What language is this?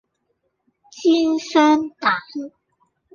Cantonese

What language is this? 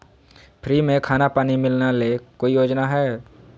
Magahi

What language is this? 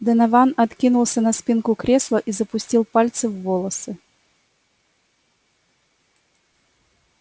Russian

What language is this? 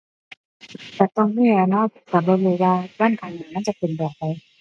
Thai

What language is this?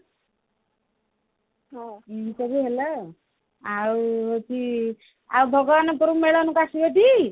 Odia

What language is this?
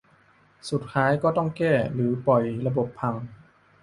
Thai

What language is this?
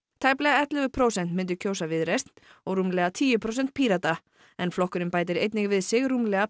Icelandic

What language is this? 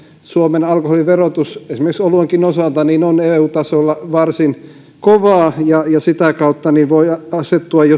Finnish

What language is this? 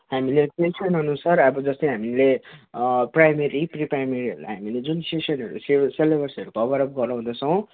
Nepali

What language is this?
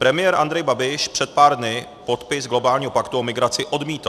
Czech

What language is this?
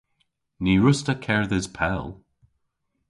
Cornish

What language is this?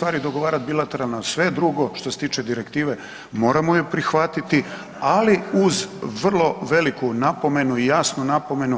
Croatian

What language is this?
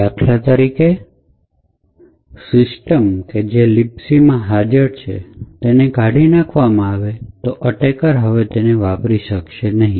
Gujarati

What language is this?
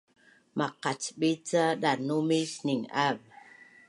Bunun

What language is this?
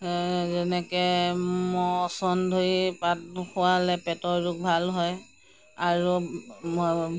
Assamese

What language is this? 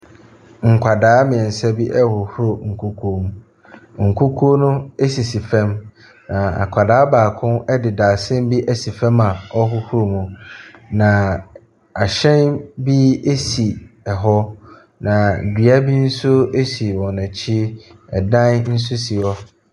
Akan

